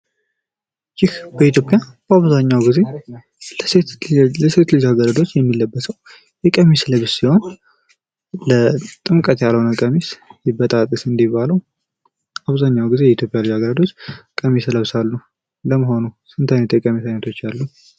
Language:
Amharic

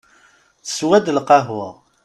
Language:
Kabyle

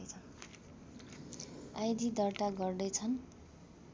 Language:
Nepali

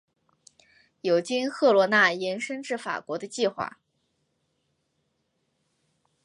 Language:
Chinese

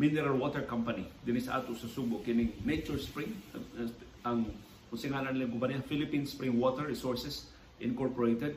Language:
Filipino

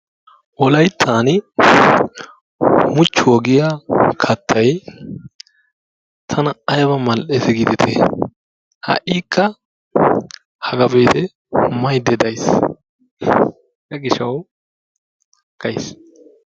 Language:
Wolaytta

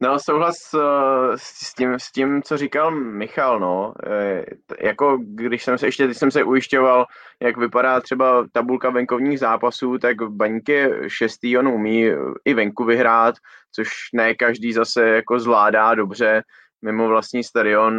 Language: Czech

